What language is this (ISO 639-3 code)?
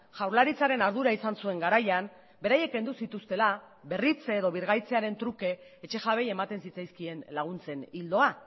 eus